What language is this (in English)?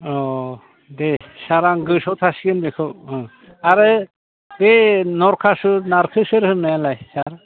Bodo